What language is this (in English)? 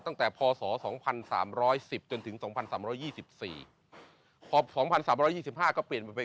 Thai